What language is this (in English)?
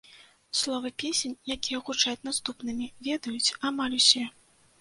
Belarusian